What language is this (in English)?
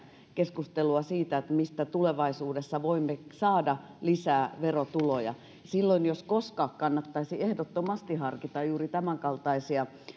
Finnish